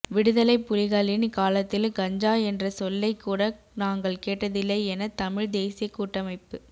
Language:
Tamil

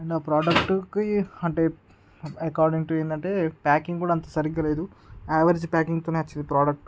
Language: Telugu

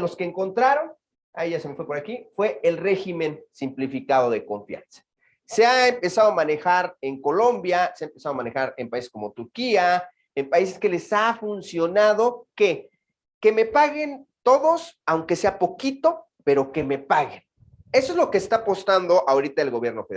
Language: Spanish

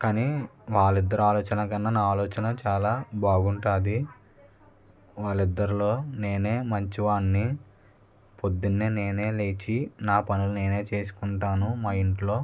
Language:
Telugu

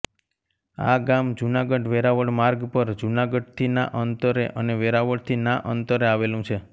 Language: Gujarati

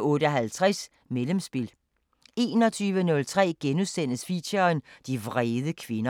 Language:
Danish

